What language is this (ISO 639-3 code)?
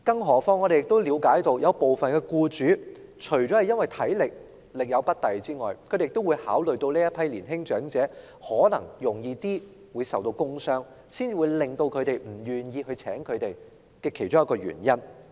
yue